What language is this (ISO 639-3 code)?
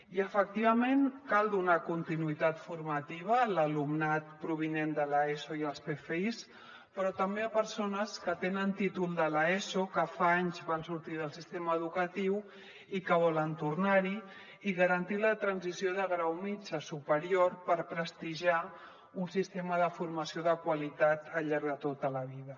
cat